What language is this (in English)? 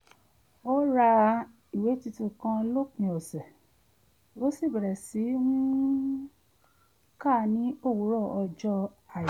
Yoruba